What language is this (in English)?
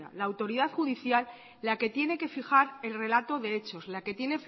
Spanish